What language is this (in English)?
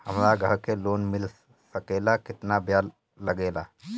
Bhojpuri